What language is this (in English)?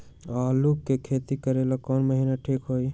Magahi